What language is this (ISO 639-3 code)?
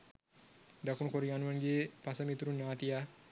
sin